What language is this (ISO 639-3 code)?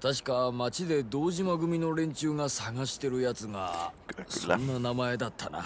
jpn